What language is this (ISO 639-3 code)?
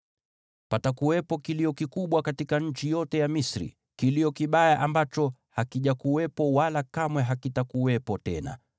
swa